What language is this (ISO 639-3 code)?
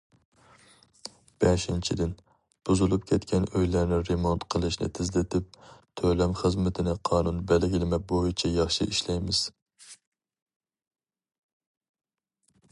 uig